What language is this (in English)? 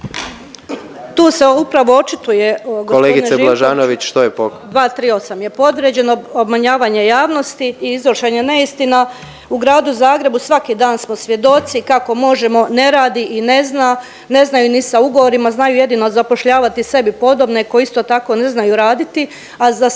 Croatian